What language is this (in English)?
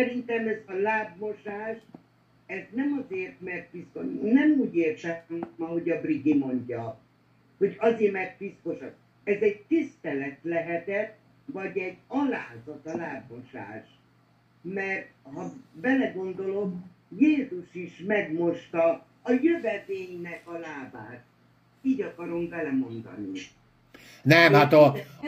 Hungarian